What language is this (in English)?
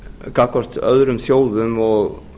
Icelandic